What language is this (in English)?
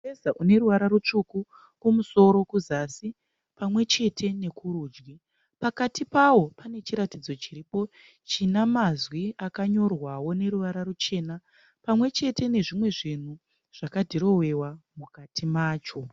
Shona